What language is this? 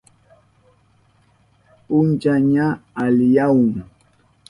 Southern Pastaza Quechua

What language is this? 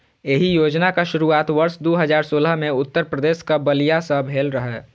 Maithili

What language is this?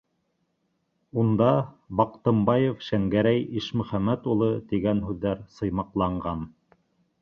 Bashkir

